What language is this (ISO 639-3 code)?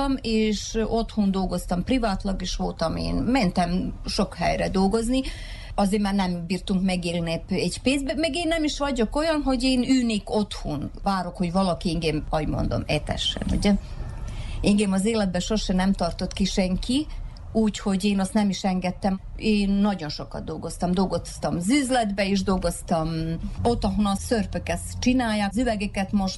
hun